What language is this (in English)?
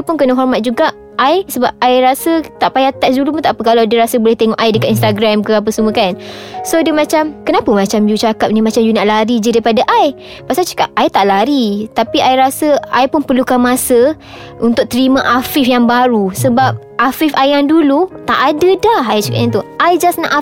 Malay